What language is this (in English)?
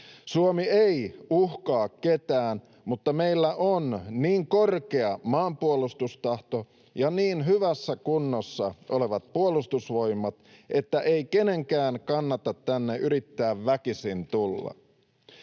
Finnish